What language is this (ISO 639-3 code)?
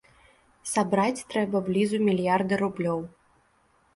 bel